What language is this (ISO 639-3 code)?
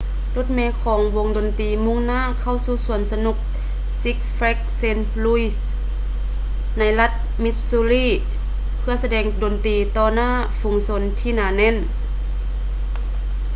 lao